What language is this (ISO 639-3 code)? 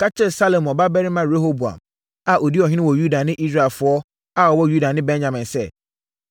aka